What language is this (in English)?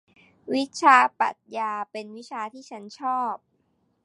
Thai